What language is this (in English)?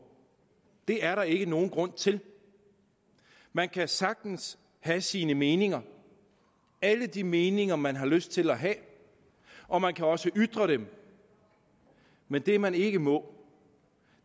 Danish